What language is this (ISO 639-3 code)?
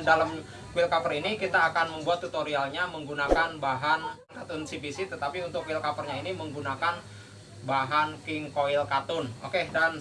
ind